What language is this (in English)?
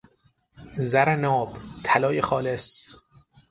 Persian